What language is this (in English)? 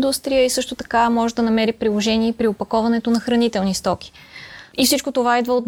Bulgarian